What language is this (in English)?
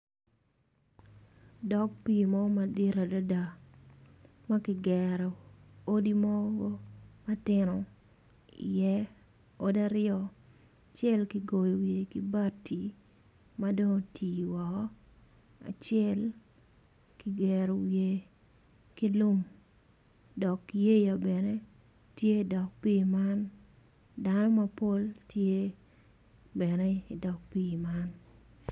Acoli